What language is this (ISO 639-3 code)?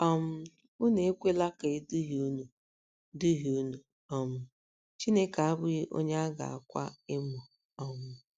ibo